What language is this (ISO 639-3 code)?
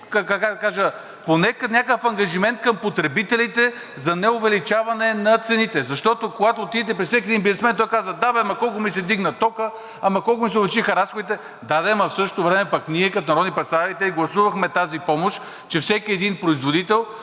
bul